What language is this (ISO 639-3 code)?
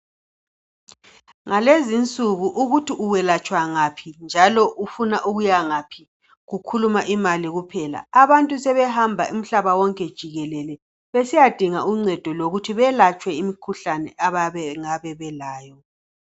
nde